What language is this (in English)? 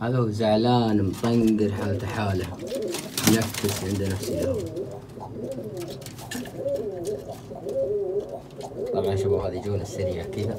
Arabic